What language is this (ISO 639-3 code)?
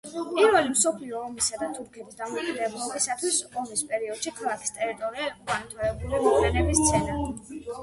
kat